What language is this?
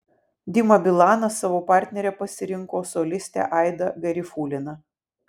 Lithuanian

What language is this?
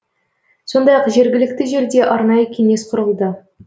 Kazakh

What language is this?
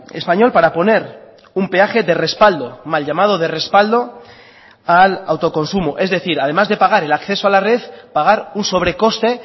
Spanish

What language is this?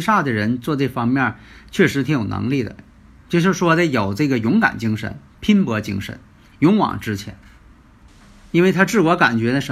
Chinese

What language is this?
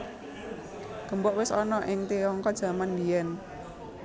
Javanese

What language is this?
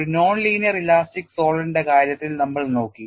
Malayalam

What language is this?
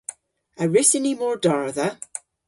Cornish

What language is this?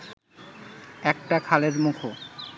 Bangla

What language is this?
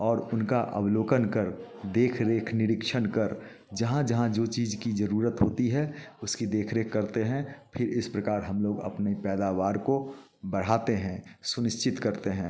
Hindi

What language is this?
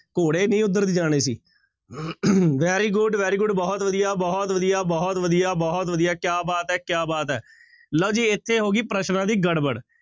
Punjabi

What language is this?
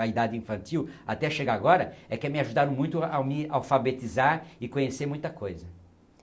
Portuguese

